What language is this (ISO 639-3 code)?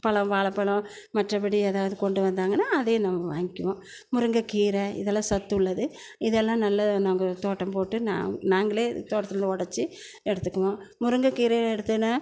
tam